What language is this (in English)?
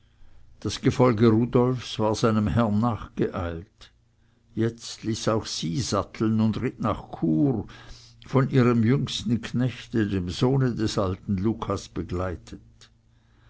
German